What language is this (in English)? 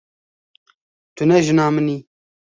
Kurdish